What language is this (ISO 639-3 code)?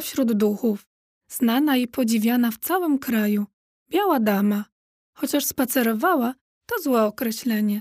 pol